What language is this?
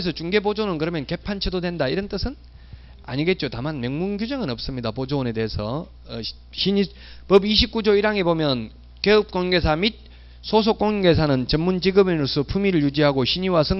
Korean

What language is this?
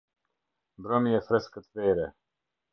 Albanian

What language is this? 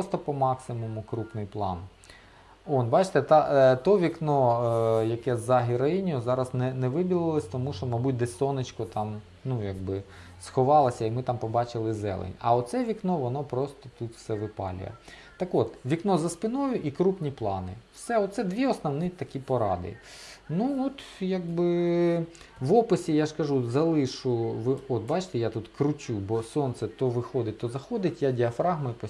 Ukrainian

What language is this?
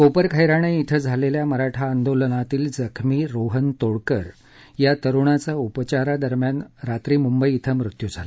Marathi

